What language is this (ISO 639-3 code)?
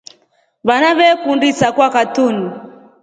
rof